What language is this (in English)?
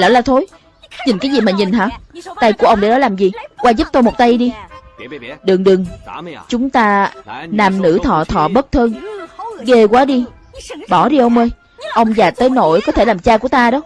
Vietnamese